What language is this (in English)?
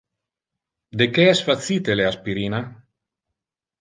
Interlingua